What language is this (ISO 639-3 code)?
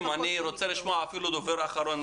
heb